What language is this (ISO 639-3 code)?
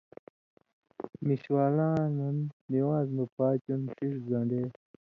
mvy